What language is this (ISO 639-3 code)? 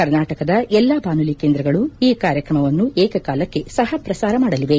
kan